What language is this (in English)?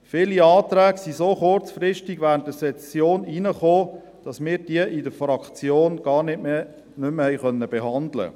Swiss German